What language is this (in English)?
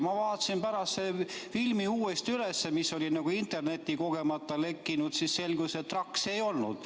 Estonian